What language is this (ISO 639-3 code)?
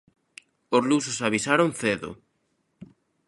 glg